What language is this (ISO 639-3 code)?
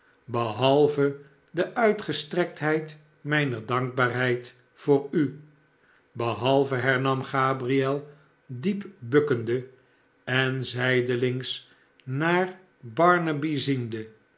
nld